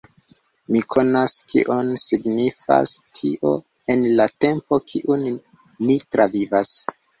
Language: Esperanto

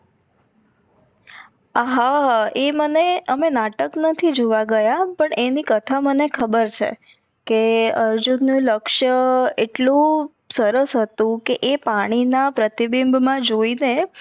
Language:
Gujarati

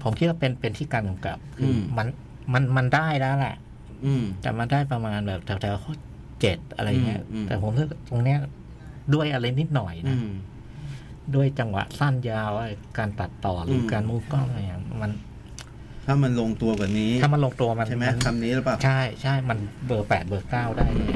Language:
Thai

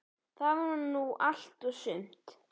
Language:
Icelandic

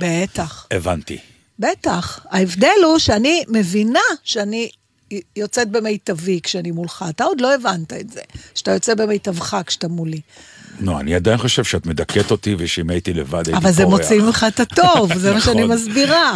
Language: Hebrew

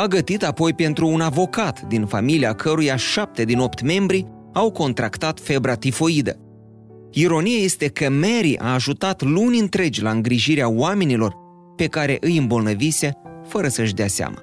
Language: Romanian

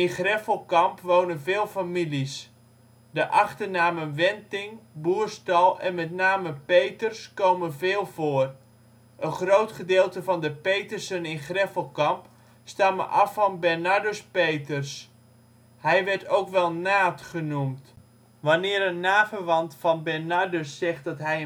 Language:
Dutch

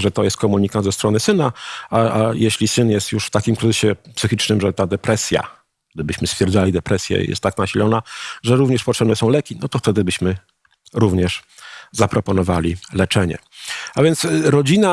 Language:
Polish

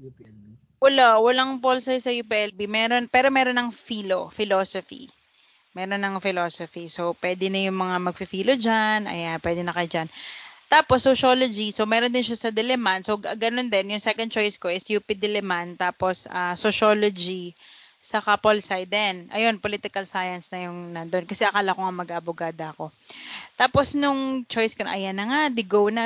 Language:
Filipino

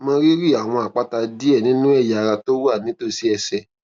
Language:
Yoruba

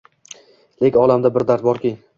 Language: Uzbek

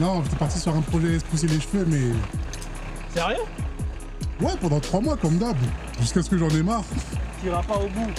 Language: French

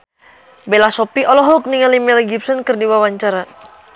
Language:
Sundanese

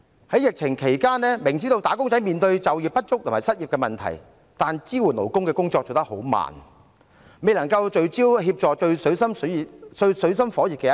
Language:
Cantonese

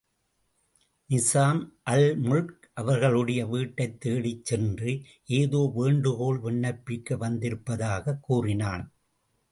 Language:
Tamil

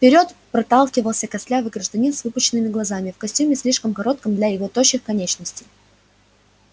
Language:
Russian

